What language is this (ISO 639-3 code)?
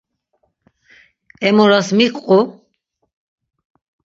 lzz